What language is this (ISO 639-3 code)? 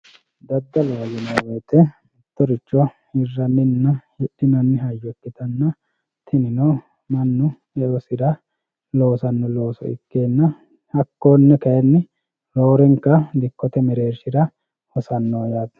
sid